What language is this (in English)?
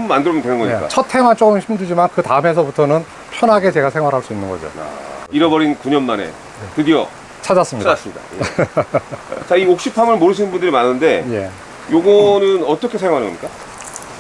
Korean